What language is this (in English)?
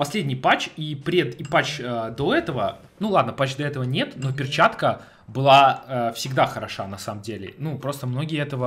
Russian